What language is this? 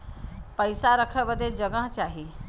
Bhojpuri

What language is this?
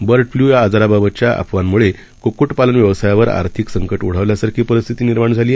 Marathi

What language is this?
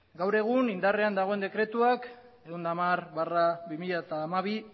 Basque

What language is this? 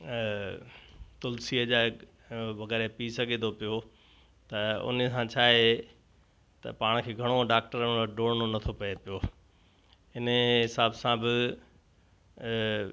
Sindhi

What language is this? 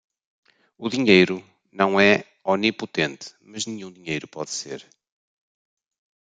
Portuguese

